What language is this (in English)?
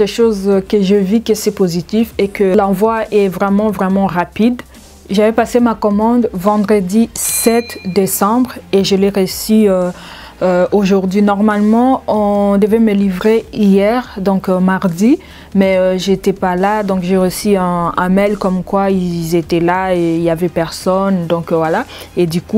French